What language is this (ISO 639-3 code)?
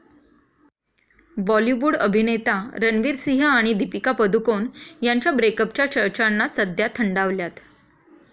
mar